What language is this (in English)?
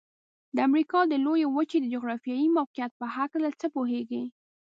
Pashto